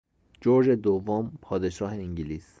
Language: Persian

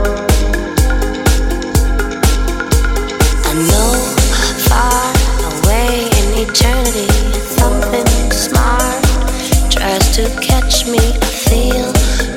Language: Greek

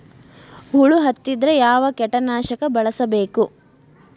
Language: Kannada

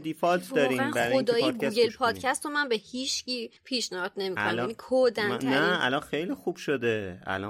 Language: Persian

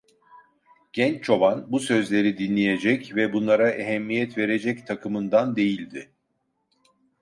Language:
Turkish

